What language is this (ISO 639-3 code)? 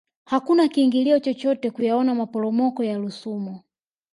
swa